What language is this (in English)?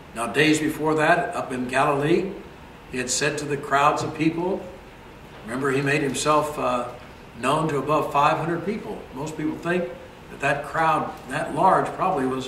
English